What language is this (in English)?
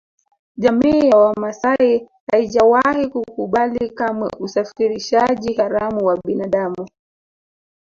Swahili